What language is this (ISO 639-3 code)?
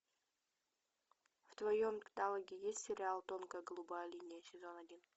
rus